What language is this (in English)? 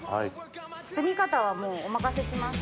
Japanese